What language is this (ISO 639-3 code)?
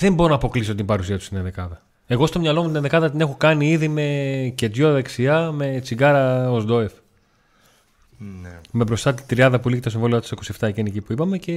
ell